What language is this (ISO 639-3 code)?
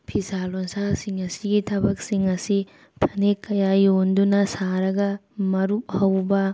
mni